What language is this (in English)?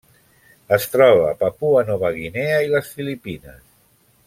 Catalan